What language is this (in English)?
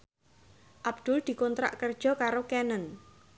Javanese